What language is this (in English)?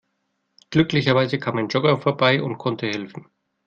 German